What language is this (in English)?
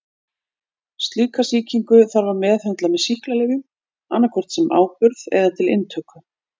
Icelandic